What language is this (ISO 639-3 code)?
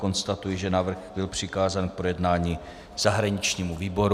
ces